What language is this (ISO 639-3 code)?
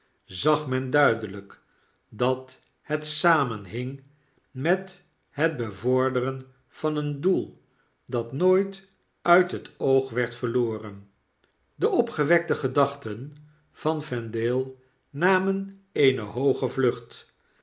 nld